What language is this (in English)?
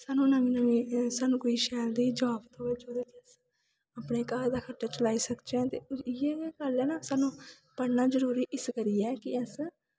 Dogri